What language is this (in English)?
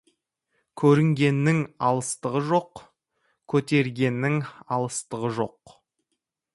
Kazakh